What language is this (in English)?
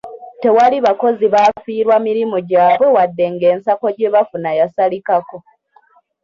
Ganda